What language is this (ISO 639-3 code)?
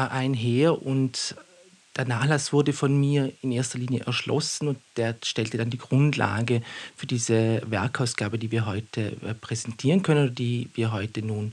deu